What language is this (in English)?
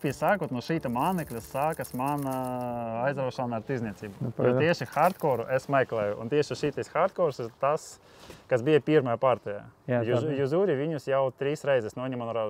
Latvian